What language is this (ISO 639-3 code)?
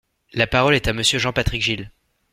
fra